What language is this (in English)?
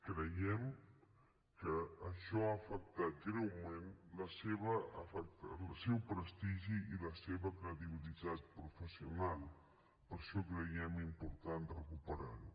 Catalan